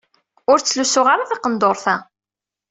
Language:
Kabyle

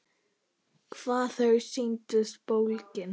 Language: Icelandic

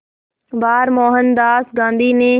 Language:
Hindi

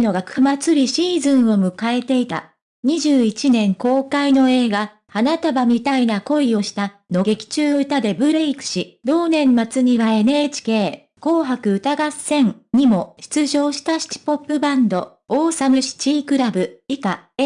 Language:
Japanese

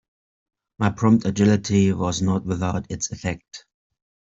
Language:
English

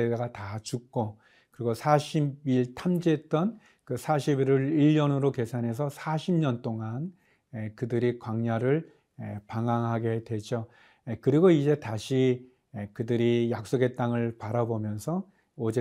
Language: Korean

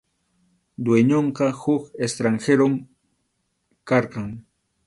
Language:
Arequipa-La Unión Quechua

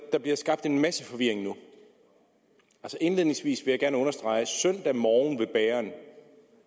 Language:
Danish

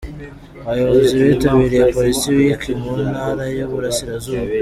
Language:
Kinyarwanda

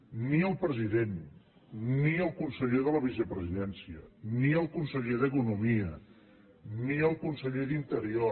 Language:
Catalan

